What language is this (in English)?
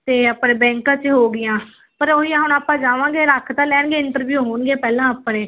Punjabi